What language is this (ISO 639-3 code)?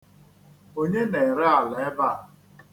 ibo